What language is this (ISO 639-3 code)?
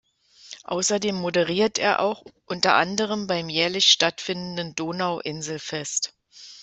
deu